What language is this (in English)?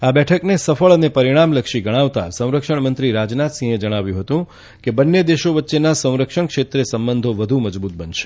Gujarati